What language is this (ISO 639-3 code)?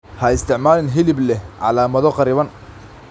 som